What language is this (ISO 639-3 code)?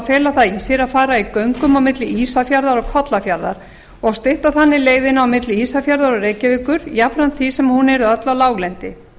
isl